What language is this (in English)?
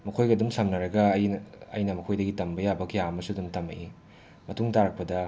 Manipuri